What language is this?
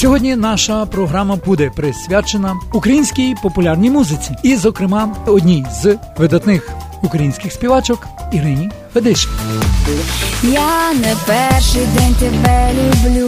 Ukrainian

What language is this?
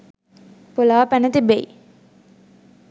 Sinhala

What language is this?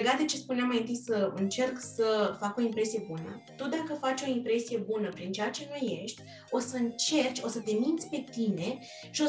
Romanian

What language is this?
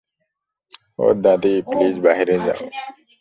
Bangla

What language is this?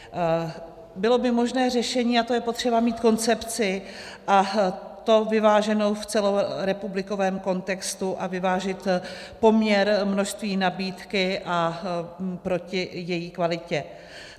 Czech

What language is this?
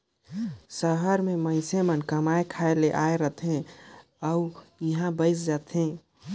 Chhattisgarhi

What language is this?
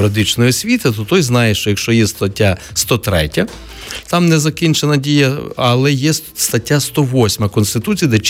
Ukrainian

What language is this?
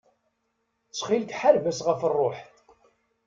Kabyle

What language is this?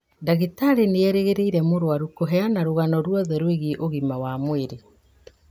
Kikuyu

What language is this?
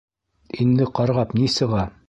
Bashkir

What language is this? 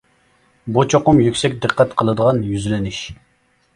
Uyghur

